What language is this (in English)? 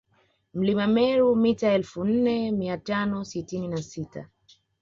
Swahili